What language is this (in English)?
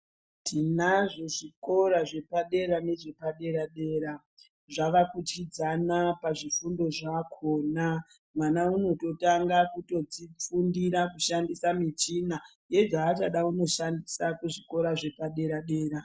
Ndau